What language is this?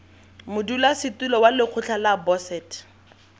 Tswana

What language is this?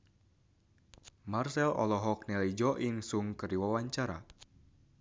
Sundanese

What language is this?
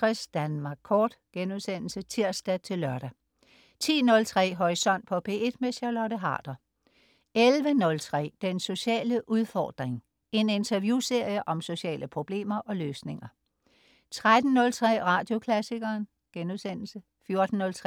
Danish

